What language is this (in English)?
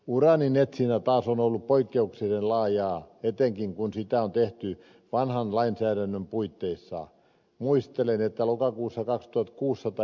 Finnish